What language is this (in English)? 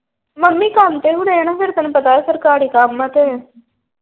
Punjabi